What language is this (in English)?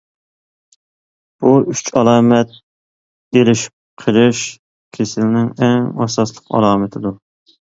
Uyghur